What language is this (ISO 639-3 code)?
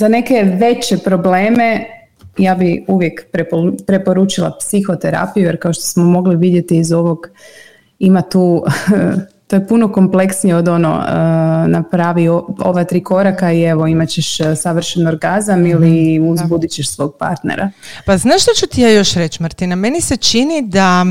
hrv